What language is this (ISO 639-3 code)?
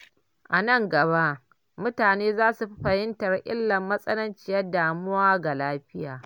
hau